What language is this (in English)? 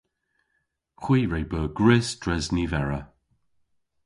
Cornish